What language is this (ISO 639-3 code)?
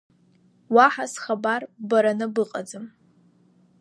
abk